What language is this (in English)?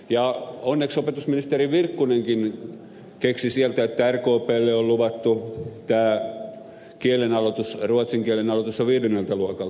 Finnish